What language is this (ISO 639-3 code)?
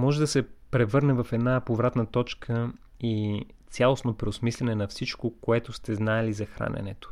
bul